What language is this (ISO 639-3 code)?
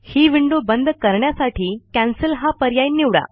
mar